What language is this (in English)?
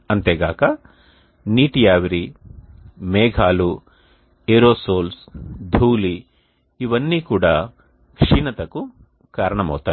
Telugu